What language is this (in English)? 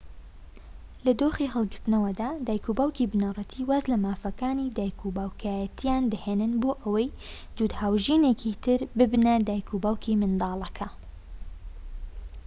Central Kurdish